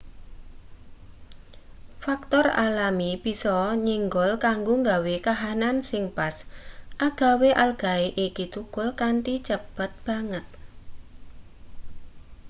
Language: Javanese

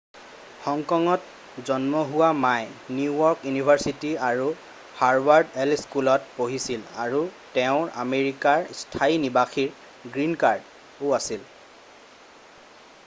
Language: Assamese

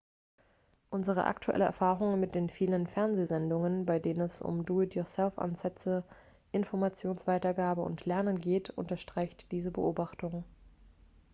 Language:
German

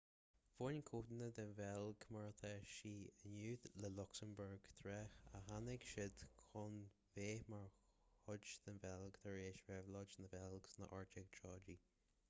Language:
Irish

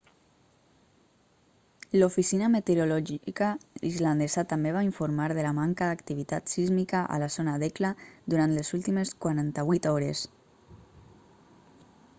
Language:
Catalan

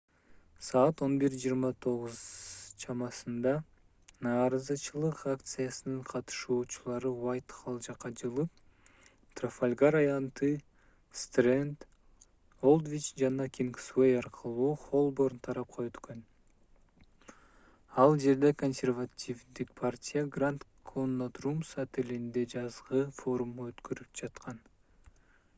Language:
Kyrgyz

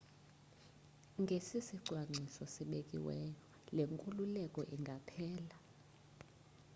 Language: Xhosa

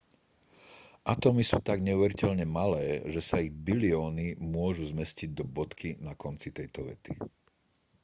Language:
Slovak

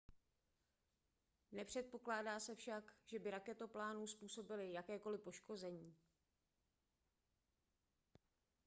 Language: Czech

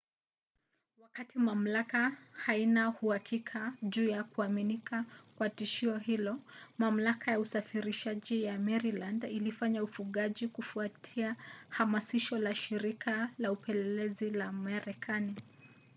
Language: Swahili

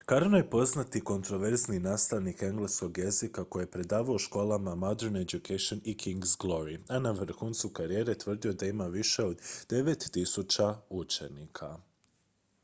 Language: Croatian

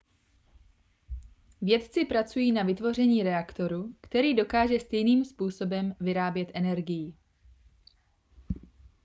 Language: Czech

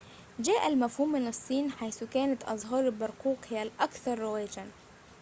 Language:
Arabic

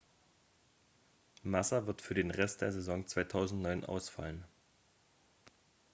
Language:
German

